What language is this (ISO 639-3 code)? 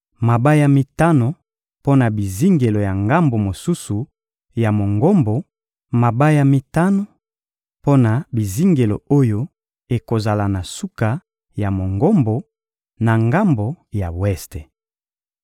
lin